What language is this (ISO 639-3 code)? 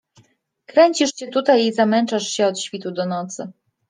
pol